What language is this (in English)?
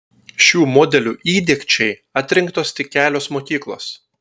Lithuanian